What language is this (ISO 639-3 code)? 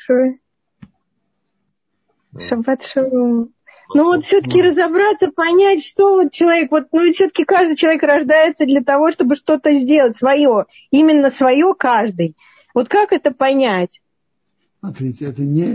rus